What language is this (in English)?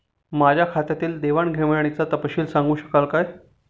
Marathi